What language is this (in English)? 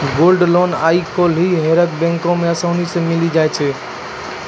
Maithili